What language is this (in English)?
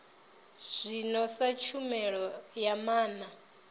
Venda